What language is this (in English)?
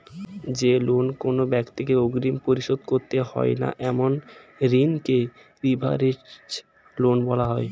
Bangla